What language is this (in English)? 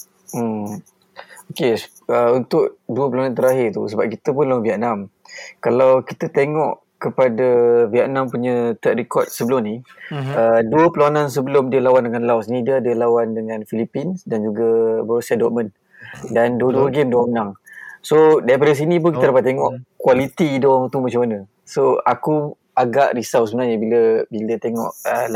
Malay